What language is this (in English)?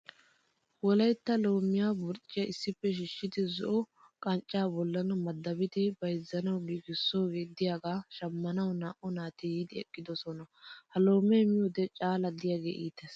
Wolaytta